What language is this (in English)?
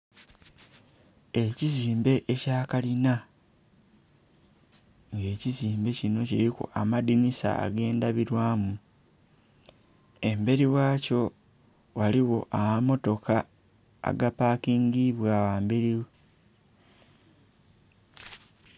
Soga